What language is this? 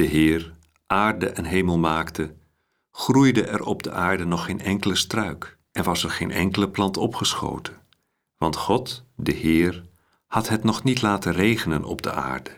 Dutch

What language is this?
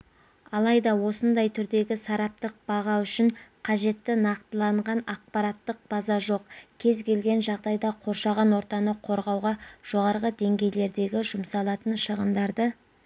Kazakh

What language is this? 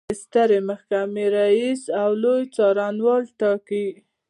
Pashto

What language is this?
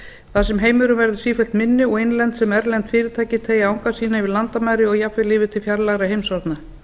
Icelandic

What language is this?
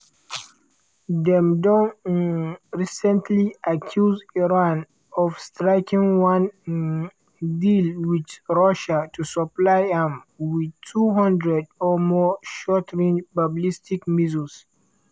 Nigerian Pidgin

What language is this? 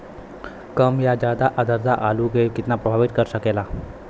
Bhojpuri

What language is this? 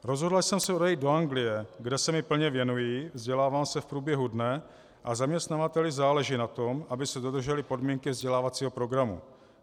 Czech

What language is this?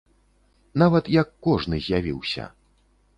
Belarusian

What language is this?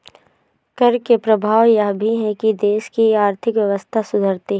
Hindi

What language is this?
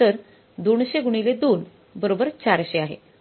Marathi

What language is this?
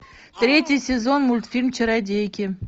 Russian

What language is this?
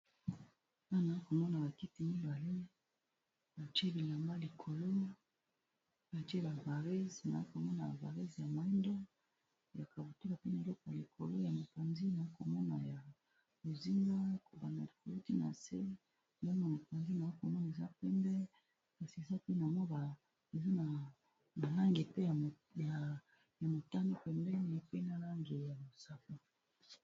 Lingala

